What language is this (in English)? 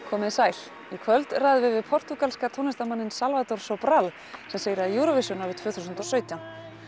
Icelandic